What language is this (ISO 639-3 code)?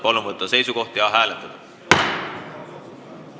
est